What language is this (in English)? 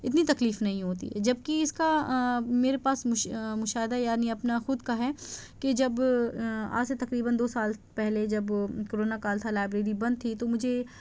Urdu